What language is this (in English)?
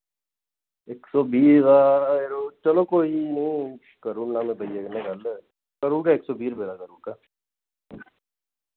Dogri